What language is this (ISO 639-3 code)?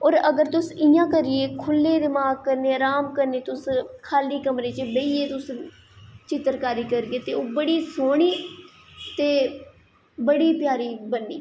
doi